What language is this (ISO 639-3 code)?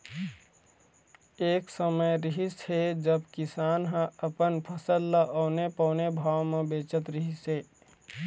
hne